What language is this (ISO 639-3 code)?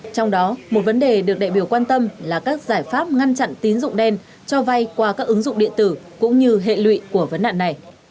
vie